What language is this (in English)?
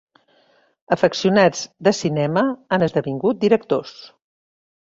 Catalan